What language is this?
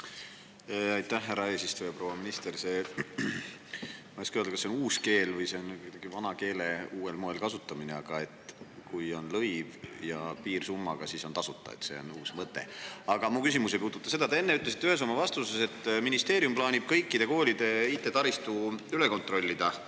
Estonian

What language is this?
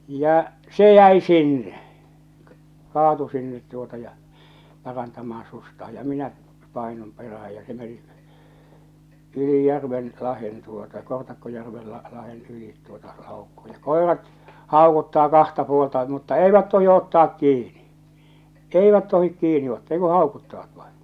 Finnish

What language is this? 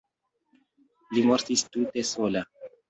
Esperanto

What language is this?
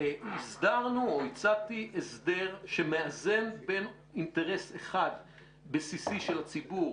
Hebrew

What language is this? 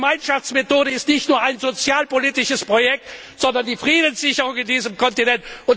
German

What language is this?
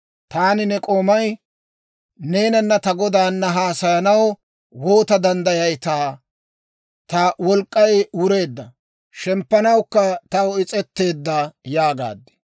Dawro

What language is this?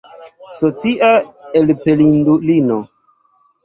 Esperanto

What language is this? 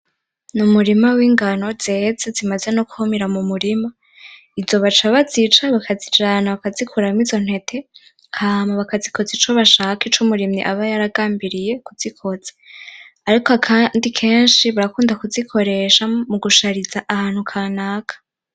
Rundi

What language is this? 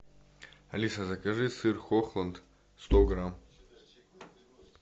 Russian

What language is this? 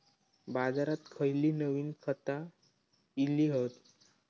Marathi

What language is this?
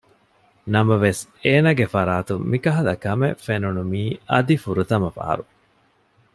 Divehi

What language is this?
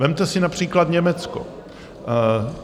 Czech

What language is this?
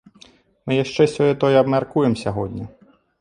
Belarusian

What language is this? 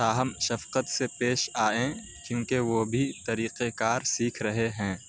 Urdu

